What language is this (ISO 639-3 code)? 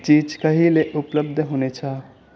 nep